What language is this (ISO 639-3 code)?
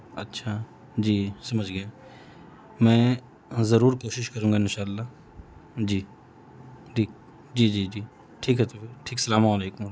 urd